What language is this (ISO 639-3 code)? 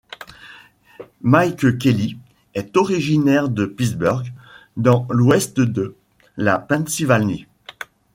fra